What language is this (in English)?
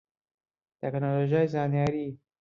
Central Kurdish